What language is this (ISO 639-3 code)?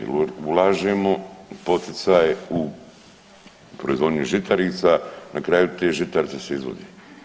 hrv